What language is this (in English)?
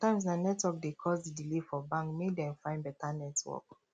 Nigerian Pidgin